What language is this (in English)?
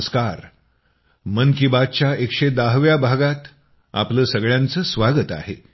Marathi